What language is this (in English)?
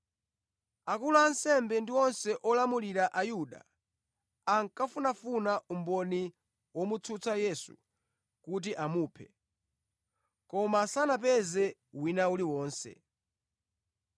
Nyanja